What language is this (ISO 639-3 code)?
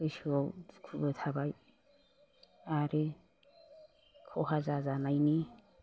brx